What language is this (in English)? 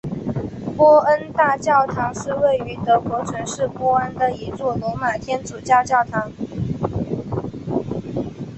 Chinese